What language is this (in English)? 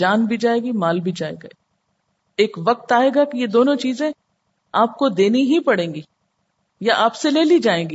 Urdu